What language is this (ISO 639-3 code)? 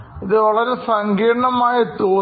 mal